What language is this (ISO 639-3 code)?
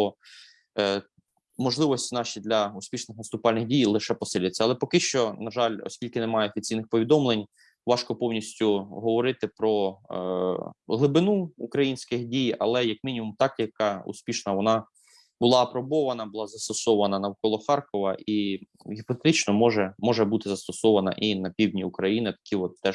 ukr